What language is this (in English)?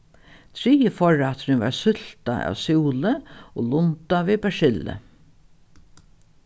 Faroese